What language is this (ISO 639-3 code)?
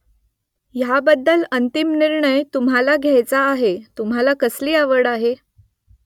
mar